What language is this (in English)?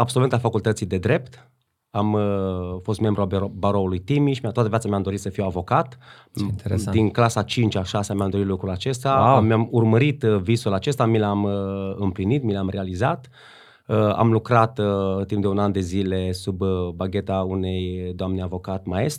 Romanian